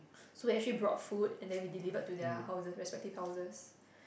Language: English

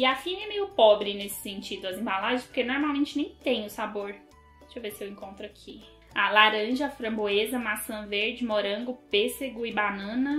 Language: Portuguese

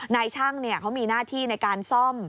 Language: Thai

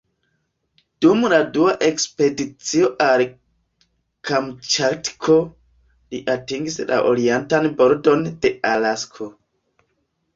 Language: Esperanto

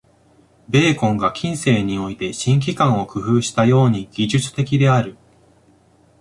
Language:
Japanese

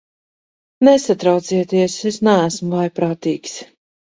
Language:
Latvian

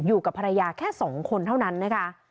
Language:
Thai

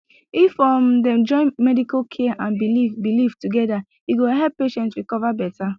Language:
Nigerian Pidgin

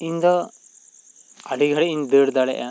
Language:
Santali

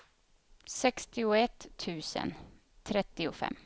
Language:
Swedish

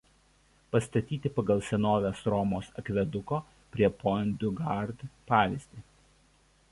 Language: Lithuanian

